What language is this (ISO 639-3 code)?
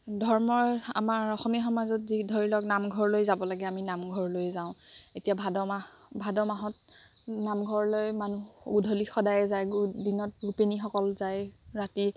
asm